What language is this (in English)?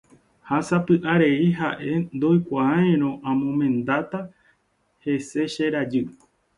Guarani